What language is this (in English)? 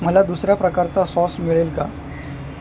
Marathi